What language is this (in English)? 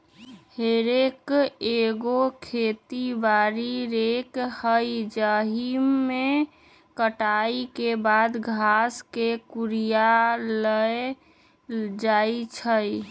Magahi